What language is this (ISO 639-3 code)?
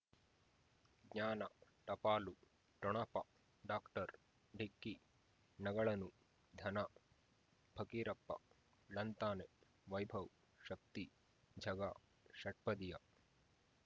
kan